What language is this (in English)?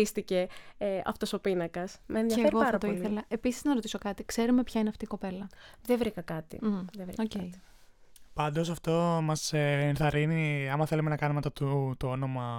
Greek